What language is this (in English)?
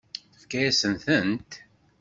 Kabyle